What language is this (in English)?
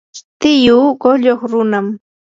Yanahuanca Pasco Quechua